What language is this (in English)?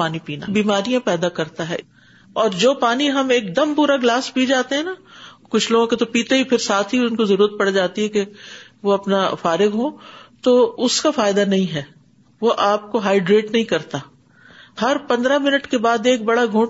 Urdu